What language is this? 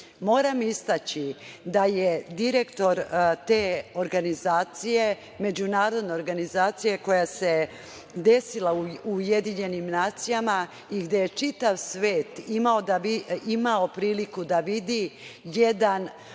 Serbian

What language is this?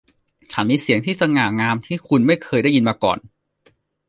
Thai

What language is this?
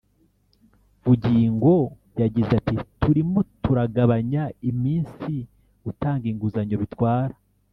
Kinyarwanda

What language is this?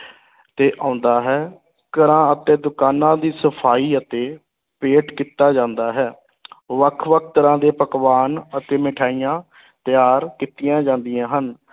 Punjabi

